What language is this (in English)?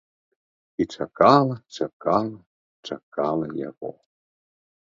Belarusian